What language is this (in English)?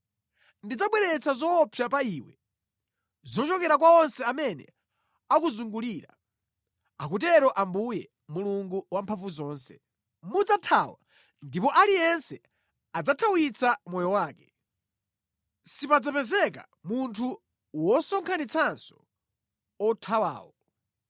Nyanja